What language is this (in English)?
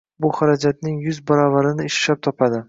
Uzbek